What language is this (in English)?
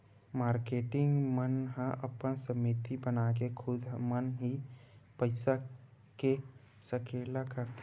Chhattisgarhi